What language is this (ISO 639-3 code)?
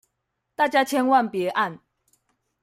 zho